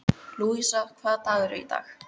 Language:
Icelandic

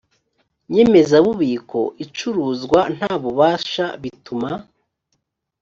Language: Kinyarwanda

